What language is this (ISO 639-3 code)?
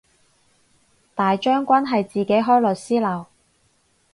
yue